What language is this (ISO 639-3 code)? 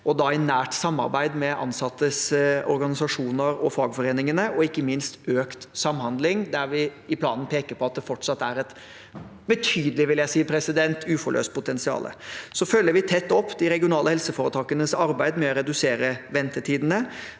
nor